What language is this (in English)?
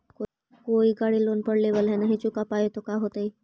Magahi